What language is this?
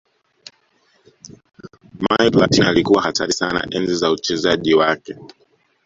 Swahili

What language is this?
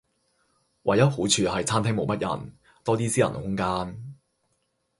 Cantonese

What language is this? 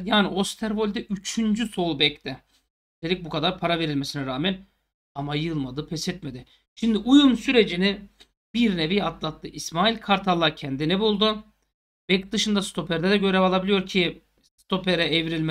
Turkish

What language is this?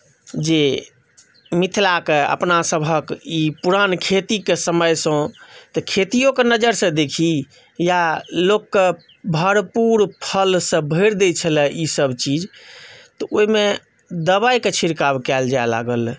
Maithili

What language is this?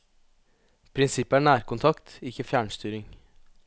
Norwegian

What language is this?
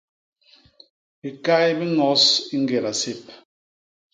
Basaa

